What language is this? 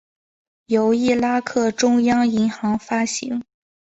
Chinese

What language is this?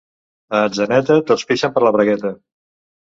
Catalan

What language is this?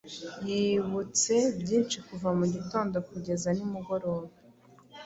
Kinyarwanda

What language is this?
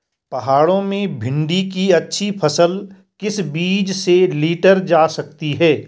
Hindi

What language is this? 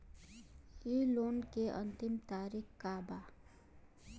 Bhojpuri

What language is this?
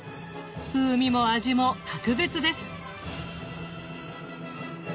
Japanese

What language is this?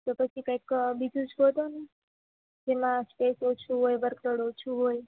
Gujarati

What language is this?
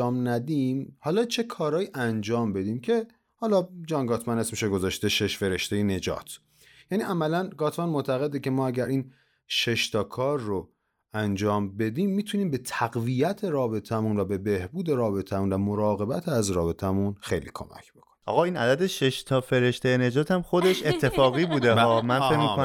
Persian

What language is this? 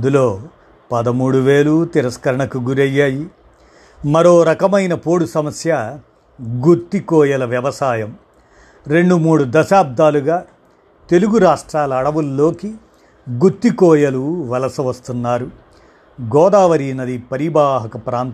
Telugu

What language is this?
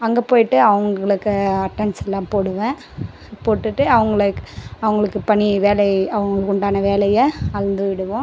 Tamil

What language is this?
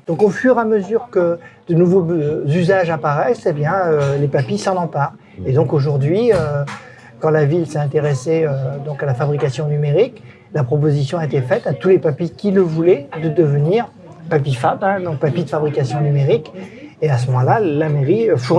French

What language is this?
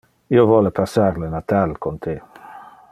Interlingua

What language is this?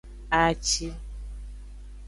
Aja (Benin)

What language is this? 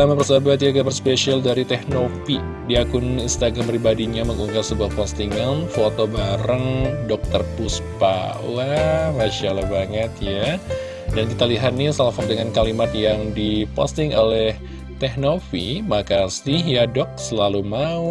Indonesian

